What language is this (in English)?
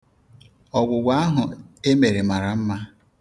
Igbo